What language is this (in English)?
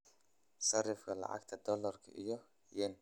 Somali